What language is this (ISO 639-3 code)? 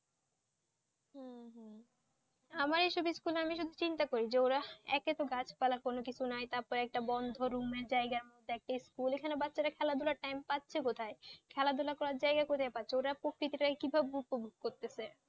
ben